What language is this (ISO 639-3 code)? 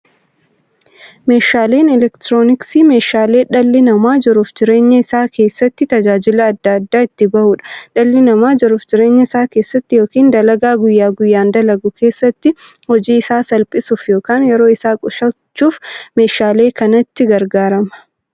orm